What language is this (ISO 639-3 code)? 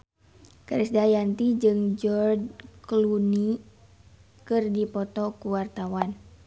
sun